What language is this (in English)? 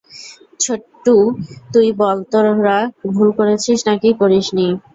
Bangla